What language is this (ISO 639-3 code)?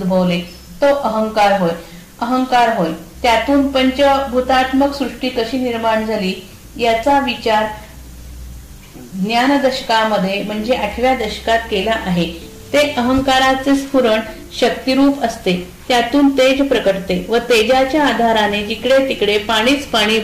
mar